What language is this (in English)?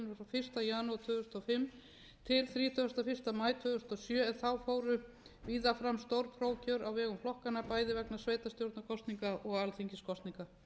Icelandic